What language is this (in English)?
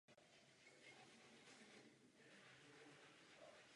Czech